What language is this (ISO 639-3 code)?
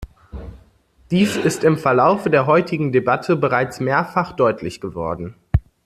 deu